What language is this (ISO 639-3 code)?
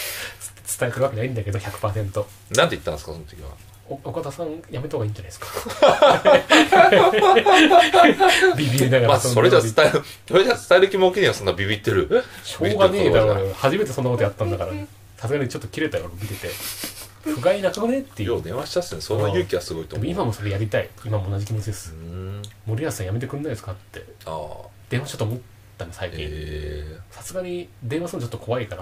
jpn